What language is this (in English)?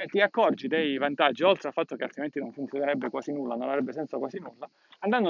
Italian